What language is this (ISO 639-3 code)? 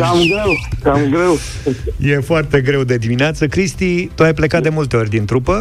ron